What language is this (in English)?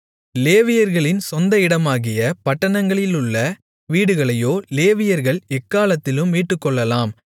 Tamil